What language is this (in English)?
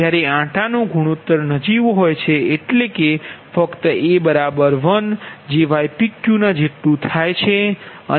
Gujarati